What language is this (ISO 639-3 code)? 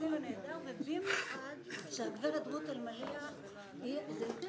heb